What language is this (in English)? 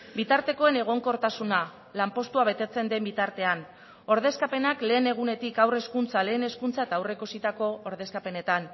Basque